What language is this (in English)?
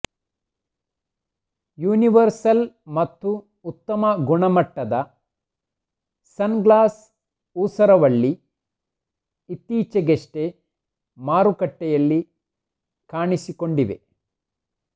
Kannada